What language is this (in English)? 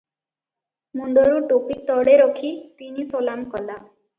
Odia